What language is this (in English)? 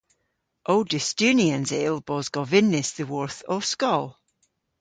Cornish